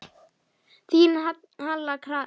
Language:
Icelandic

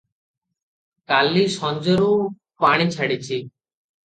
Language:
Odia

